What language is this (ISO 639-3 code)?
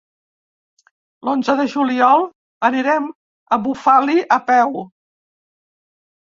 cat